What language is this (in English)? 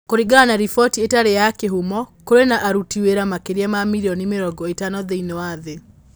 Kikuyu